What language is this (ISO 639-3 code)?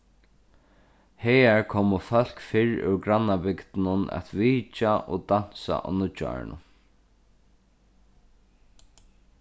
fao